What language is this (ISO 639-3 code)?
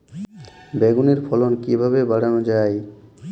ben